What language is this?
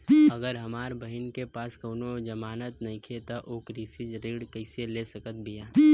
Bhojpuri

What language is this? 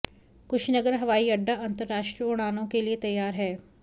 Hindi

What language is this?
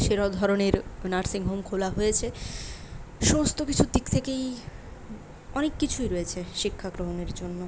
Bangla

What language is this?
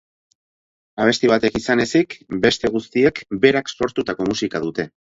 Basque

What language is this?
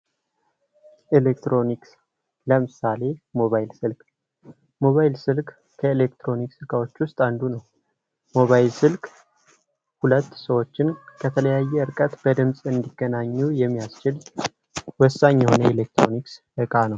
Amharic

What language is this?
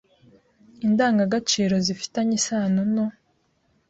Kinyarwanda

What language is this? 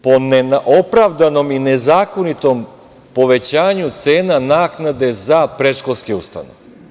Serbian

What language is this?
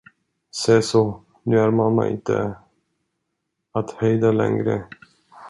Swedish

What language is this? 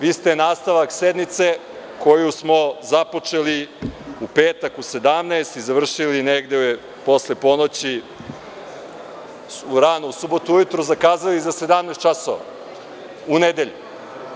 Serbian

